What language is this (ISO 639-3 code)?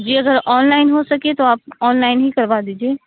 urd